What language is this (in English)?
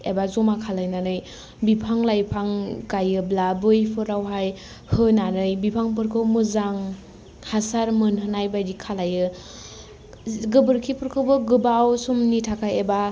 Bodo